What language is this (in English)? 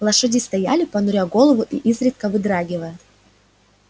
Russian